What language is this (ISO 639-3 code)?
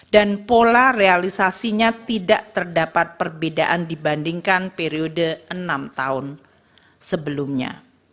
ind